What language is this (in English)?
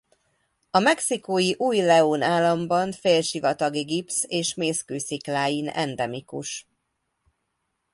Hungarian